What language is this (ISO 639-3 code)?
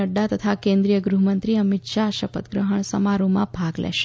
guj